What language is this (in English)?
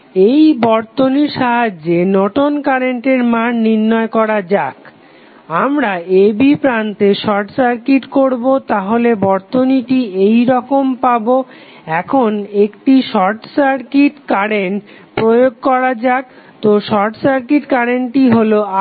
Bangla